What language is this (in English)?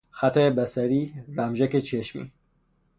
Persian